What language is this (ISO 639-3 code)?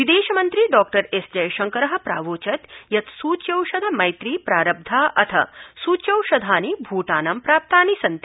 san